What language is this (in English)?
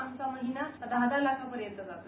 Marathi